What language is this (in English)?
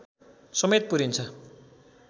Nepali